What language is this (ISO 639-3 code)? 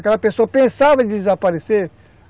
por